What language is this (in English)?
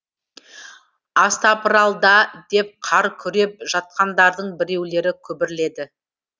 Kazakh